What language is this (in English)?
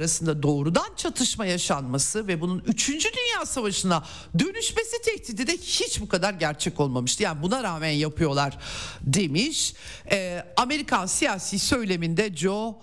Turkish